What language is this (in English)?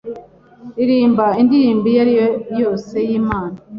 Kinyarwanda